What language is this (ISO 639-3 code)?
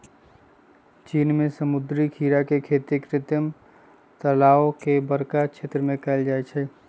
mag